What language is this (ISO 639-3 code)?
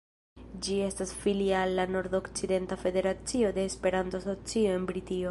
epo